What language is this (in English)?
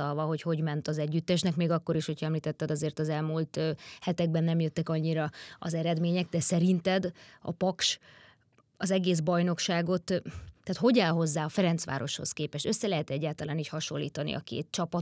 Hungarian